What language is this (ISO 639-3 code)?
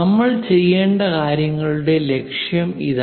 mal